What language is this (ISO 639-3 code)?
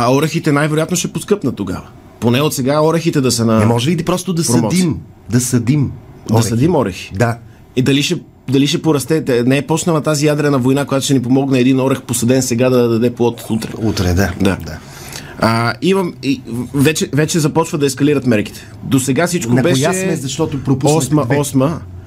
bul